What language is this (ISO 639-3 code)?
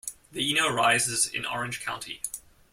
eng